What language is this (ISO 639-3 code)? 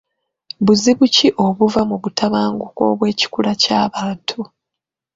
lug